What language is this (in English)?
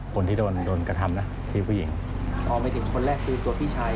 Thai